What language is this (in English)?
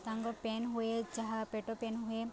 Odia